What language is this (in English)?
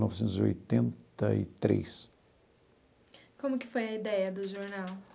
Portuguese